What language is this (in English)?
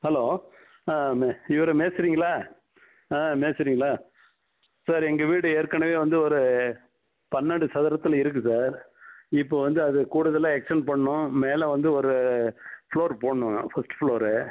Tamil